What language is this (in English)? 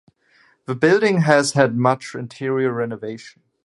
English